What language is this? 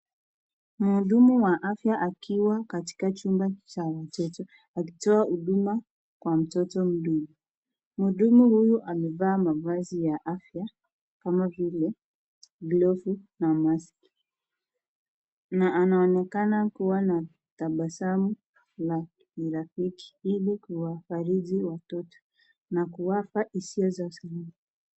Swahili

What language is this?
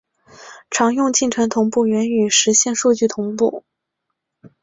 Chinese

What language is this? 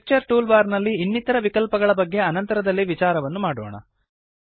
Kannada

